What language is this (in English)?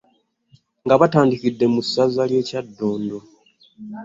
Ganda